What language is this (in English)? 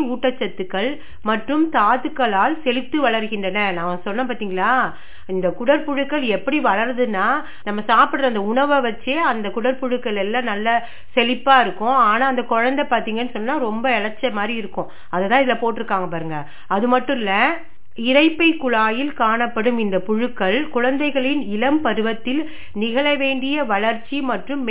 Tamil